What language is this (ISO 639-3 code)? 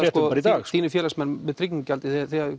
isl